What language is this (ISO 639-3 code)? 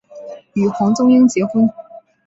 zho